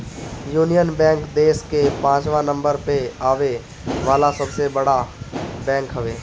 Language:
Bhojpuri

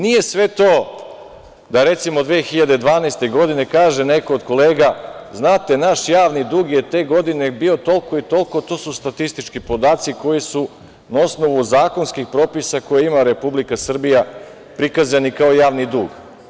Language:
Serbian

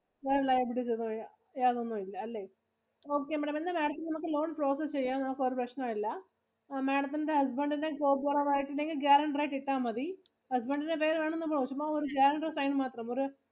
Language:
Malayalam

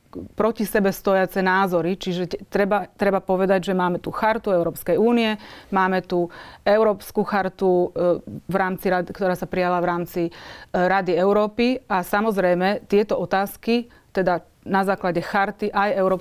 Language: Slovak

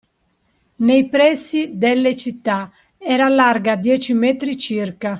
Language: Italian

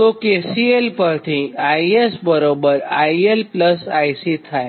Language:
Gujarati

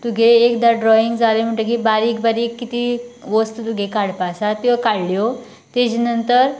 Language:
Konkani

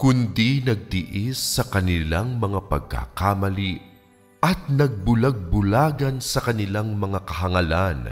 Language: Filipino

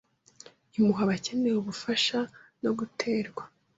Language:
Kinyarwanda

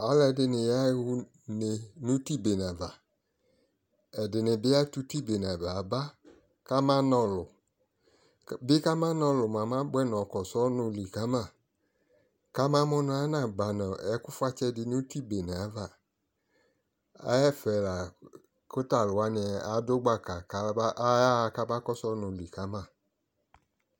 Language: Ikposo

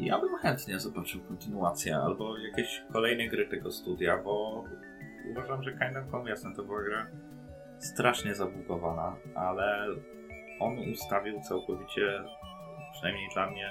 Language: Polish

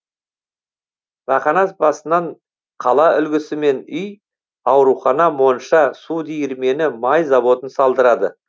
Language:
Kazakh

